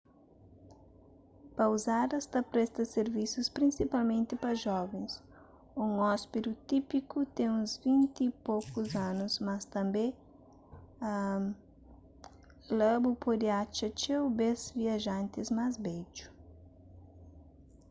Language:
Kabuverdianu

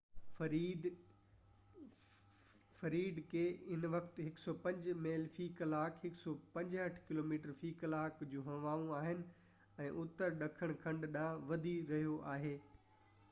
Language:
Sindhi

